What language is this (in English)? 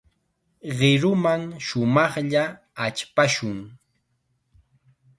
Chiquián Ancash Quechua